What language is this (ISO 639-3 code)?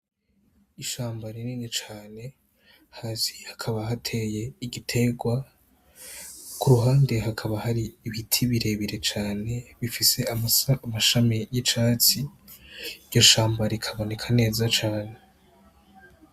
run